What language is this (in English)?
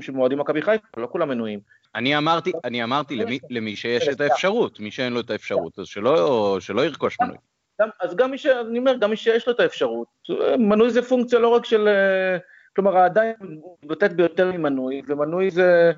Hebrew